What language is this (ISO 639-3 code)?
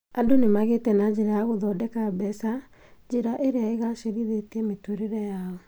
kik